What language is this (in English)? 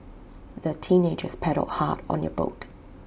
English